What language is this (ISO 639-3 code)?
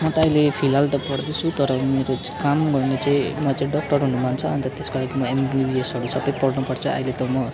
nep